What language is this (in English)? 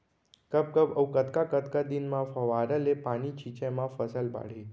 Chhattisgarhi